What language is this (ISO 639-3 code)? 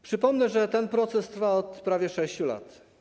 pol